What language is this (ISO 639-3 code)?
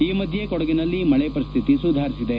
kan